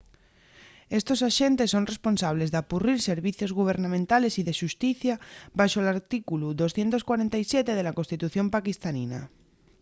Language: Asturian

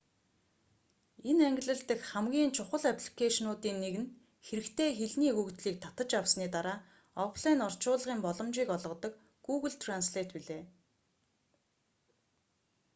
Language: Mongolian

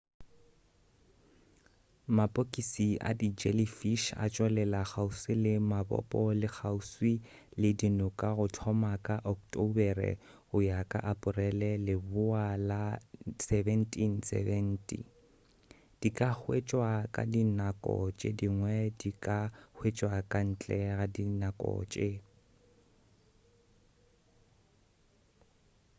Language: Northern Sotho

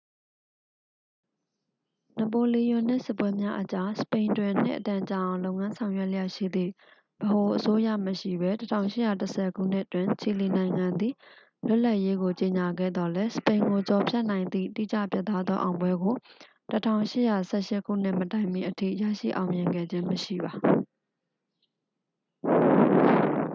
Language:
Burmese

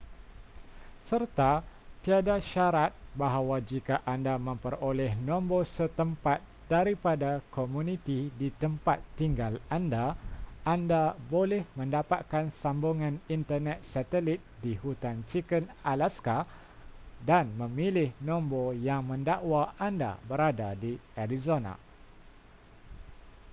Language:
Malay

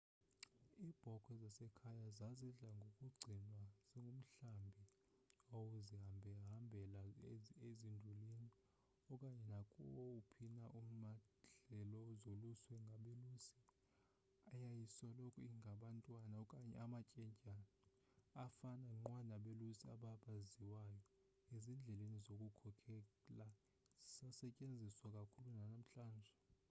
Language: Xhosa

